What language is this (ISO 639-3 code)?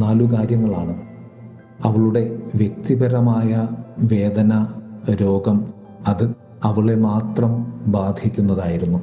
mal